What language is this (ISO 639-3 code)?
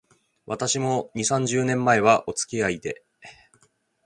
jpn